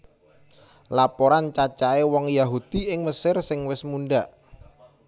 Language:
Javanese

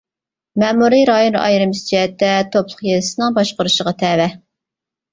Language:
Uyghur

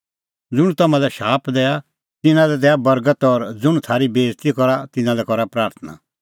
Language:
Kullu Pahari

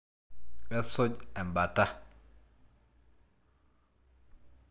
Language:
Masai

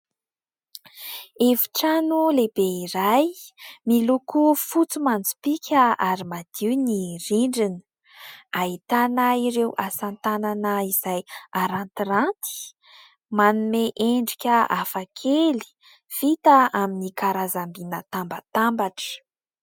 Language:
Malagasy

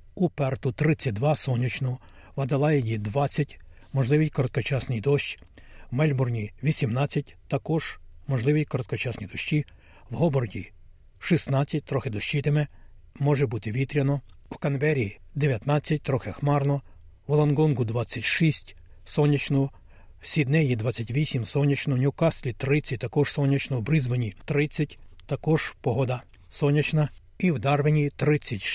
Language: Ukrainian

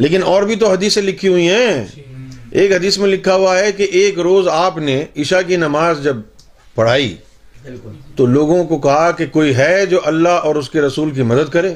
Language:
Urdu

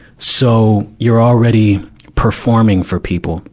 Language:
English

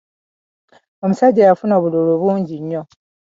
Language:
Ganda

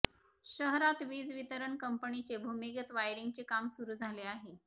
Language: Marathi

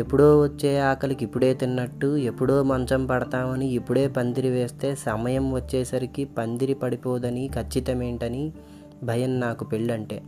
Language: Telugu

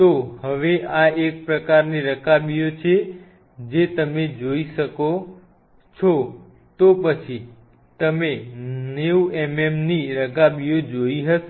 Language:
Gujarati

